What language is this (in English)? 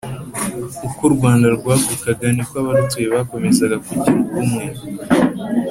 Kinyarwanda